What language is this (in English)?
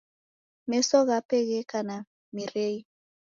Taita